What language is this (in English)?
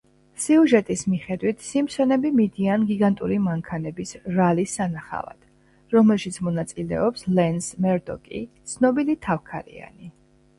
Georgian